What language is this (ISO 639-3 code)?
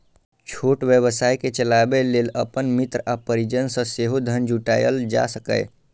mai